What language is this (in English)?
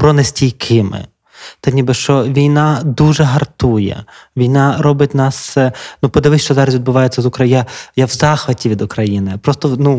Ukrainian